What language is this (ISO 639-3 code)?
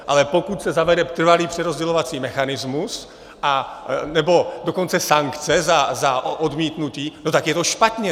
ces